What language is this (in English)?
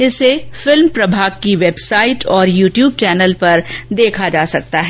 Hindi